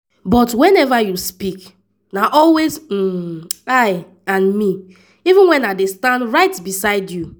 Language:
Nigerian Pidgin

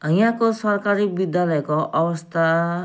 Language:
Nepali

